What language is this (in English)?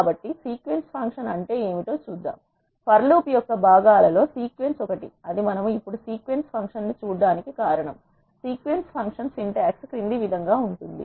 Telugu